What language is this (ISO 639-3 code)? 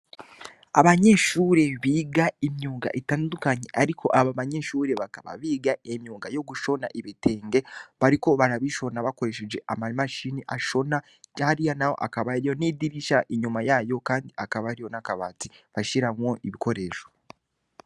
run